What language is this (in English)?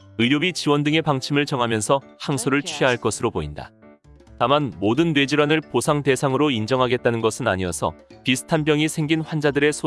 Korean